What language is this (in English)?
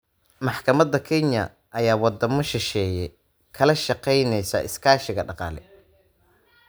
Somali